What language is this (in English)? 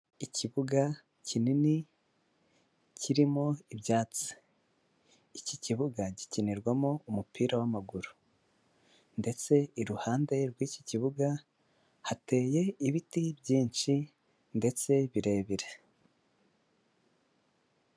Kinyarwanda